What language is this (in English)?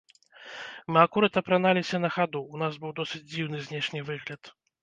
Belarusian